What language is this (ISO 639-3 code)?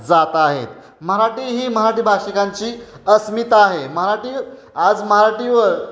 mar